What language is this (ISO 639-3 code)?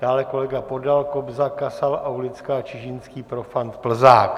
ces